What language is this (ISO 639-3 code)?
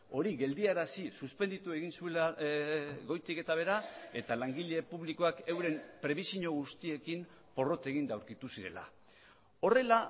eus